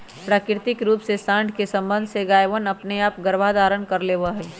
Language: Magahi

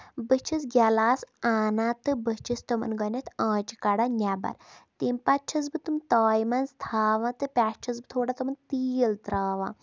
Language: Kashmiri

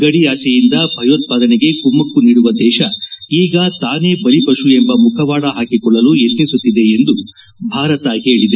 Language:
Kannada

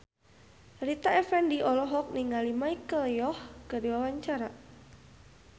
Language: Sundanese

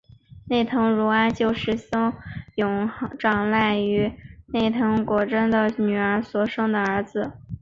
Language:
Chinese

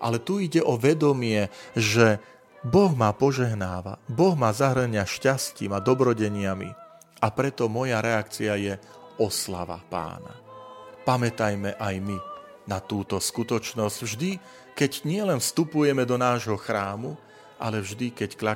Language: Slovak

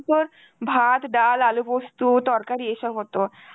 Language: Bangla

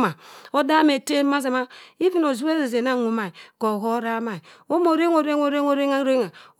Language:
Cross River Mbembe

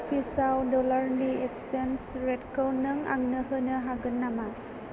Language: Bodo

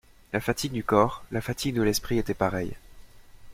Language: French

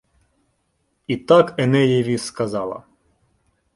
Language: Ukrainian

